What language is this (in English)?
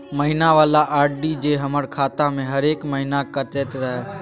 Maithili